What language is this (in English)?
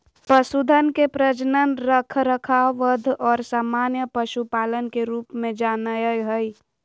Magahi